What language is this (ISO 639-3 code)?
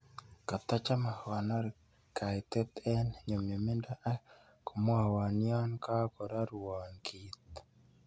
kln